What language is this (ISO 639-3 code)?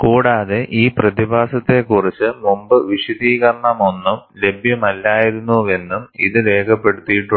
mal